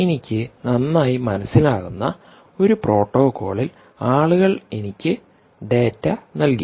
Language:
Malayalam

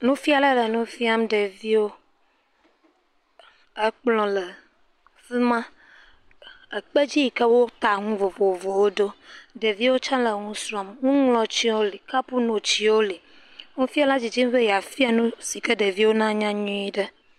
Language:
Ewe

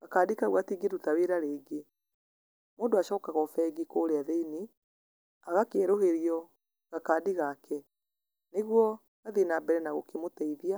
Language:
Kikuyu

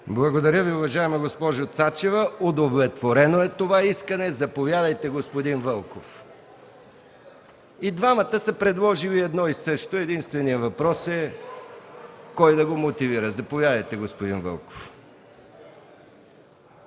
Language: Bulgarian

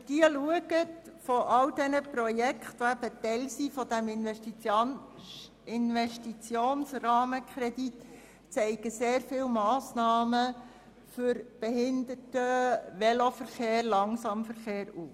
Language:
Swiss German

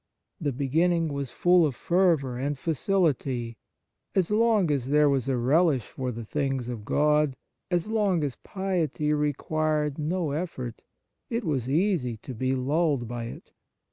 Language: English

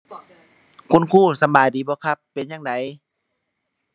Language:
Thai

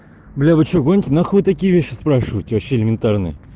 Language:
Russian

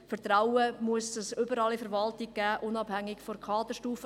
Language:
Swiss German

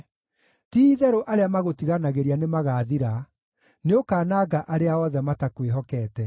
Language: Kikuyu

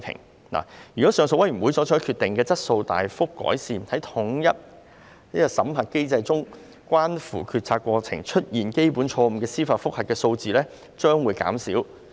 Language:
Cantonese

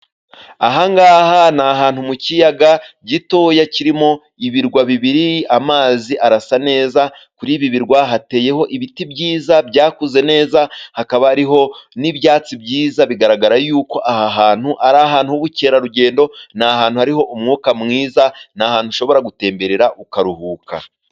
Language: Kinyarwanda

